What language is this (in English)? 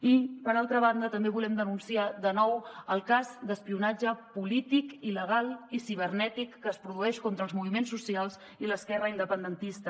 Catalan